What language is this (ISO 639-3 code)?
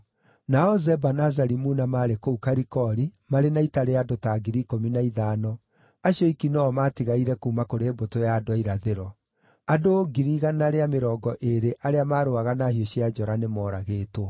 kik